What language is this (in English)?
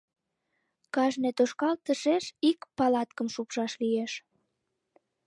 Mari